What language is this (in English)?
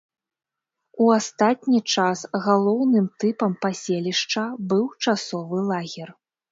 Belarusian